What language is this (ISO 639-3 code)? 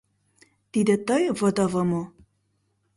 chm